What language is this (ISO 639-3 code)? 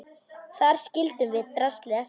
isl